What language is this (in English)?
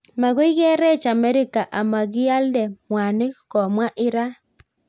Kalenjin